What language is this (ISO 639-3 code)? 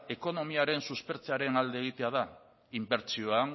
eus